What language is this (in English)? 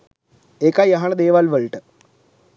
Sinhala